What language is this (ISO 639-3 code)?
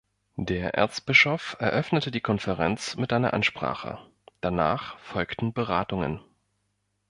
deu